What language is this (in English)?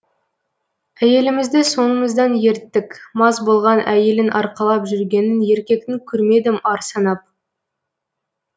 Kazakh